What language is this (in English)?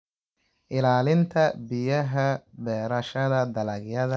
Somali